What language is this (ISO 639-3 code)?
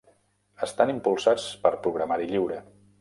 cat